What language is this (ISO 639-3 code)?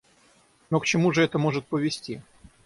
rus